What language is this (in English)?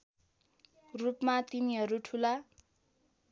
Nepali